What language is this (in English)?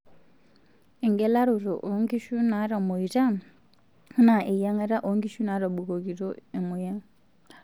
Masai